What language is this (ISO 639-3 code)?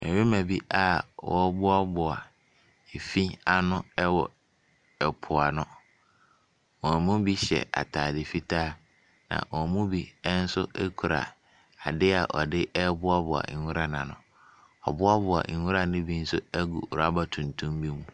aka